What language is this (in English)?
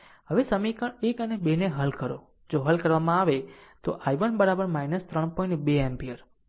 Gujarati